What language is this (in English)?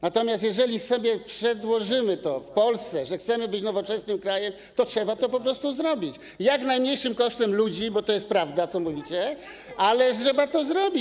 Polish